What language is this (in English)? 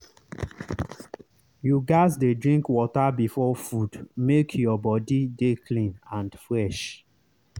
Nigerian Pidgin